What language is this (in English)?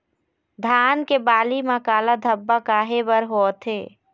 Chhattisgarhi